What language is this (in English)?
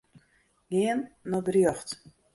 Western Frisian